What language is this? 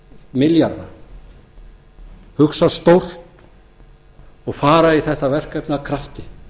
Icelandic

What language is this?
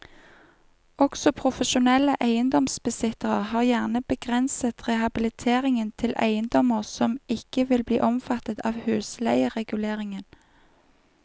Norwegian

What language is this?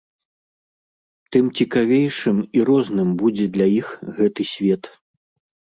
Belarusian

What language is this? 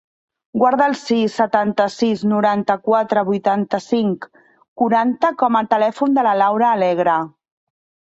Catalan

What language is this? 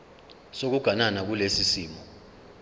Zulu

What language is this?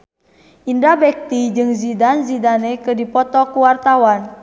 Sundanese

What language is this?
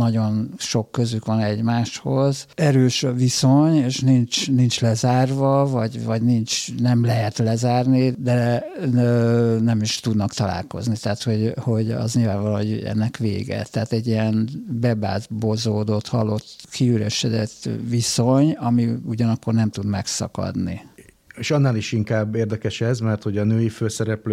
Hungarian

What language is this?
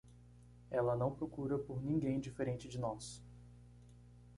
Portuguese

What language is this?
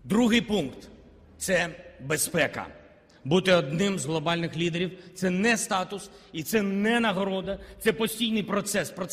Ukrainian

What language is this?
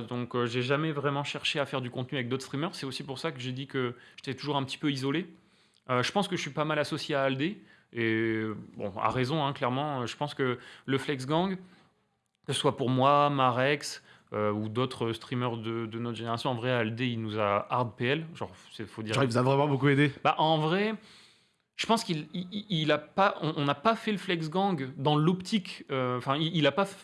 French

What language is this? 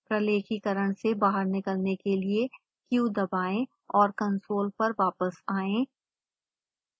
Hindi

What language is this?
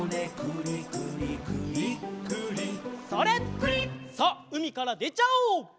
Japanese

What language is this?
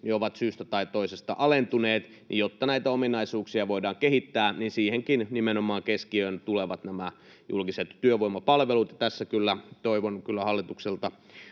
Finnish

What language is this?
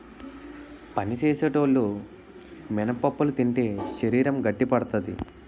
Telugu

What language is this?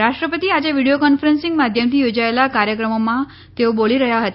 Gujarati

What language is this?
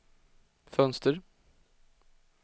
Swedish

